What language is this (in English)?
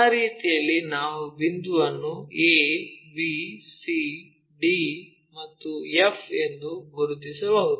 Kannada